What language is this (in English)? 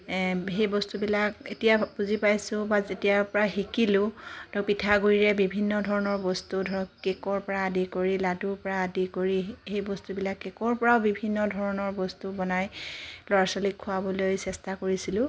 Assamese